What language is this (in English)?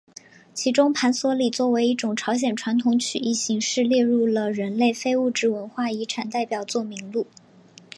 Chinese